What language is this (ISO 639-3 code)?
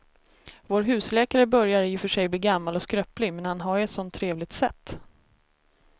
swe